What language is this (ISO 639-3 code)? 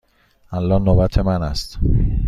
fas